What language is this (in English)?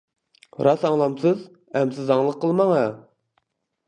Uyghur